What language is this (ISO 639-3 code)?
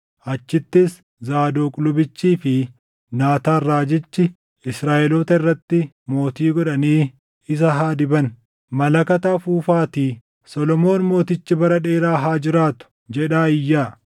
orm